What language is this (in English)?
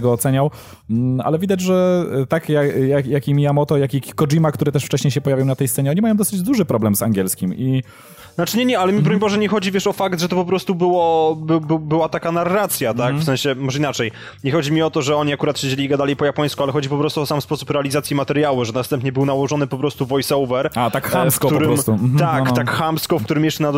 Polish